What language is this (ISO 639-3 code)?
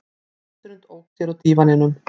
isl